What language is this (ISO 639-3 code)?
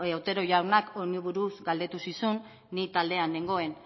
eus